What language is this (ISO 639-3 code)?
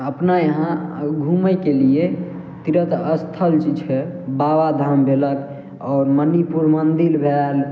mai